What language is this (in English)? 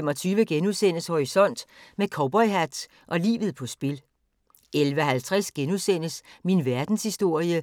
Danish